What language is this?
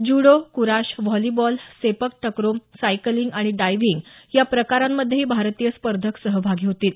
Marathi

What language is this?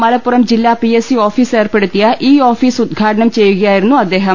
Malayalam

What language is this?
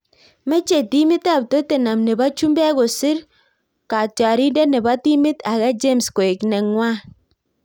Kalenjin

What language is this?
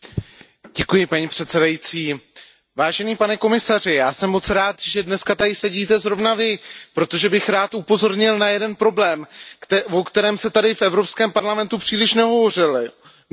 Czech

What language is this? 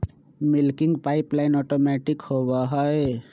Magahi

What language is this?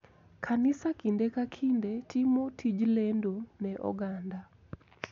Luo (Kenya and Tanzania)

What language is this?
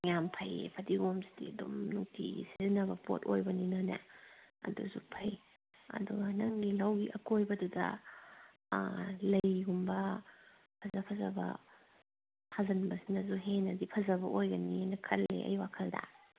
Manipuri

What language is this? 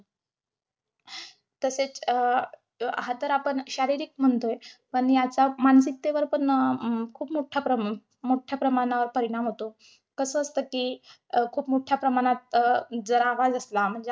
Marathi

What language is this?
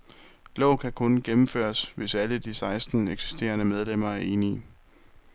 Danish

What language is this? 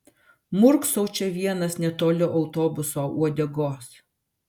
Lithuanian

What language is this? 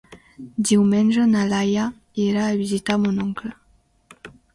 Catalan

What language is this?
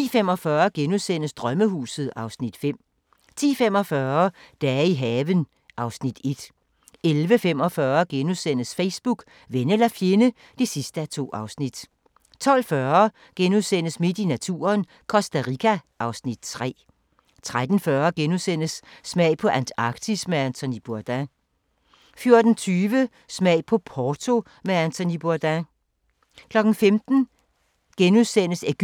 Danish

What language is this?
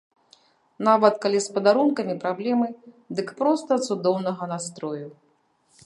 Belarusian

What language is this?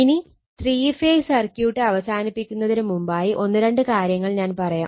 Malayalam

